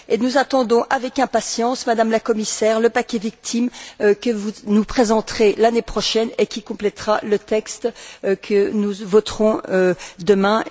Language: French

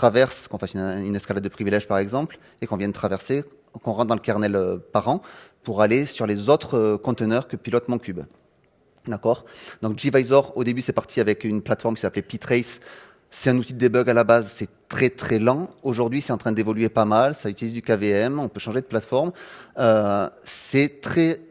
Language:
French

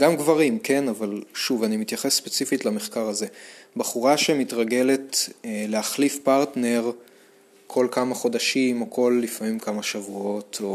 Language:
Hebrew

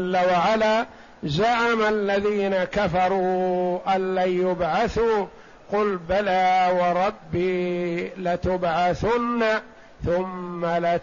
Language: Arabic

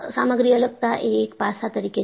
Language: Gujarati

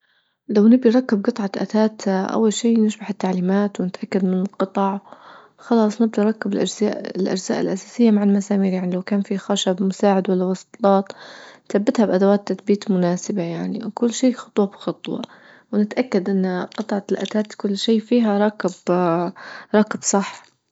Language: Libyan Arabic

